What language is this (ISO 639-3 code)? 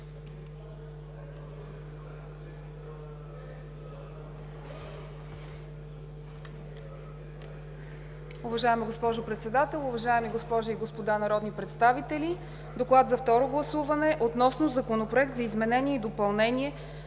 bul